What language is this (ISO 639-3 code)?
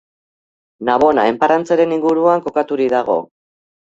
eus